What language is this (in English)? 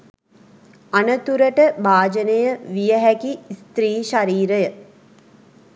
Sinhala